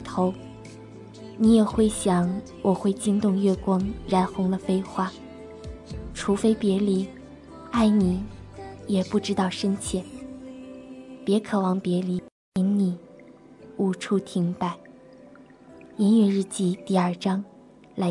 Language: Chinese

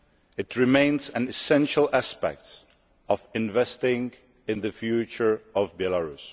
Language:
English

